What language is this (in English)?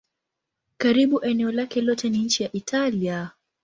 Swahili